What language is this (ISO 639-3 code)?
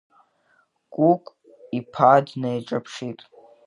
abk